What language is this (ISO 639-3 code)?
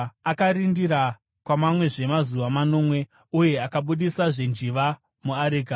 sna